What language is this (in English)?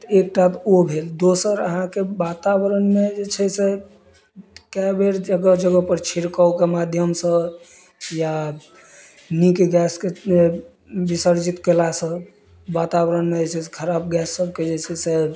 Maithili